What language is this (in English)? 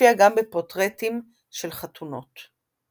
Hebrew